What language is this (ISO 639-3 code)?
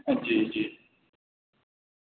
urd